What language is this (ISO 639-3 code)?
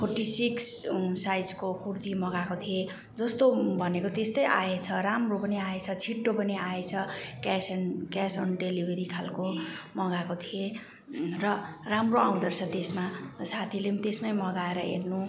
nep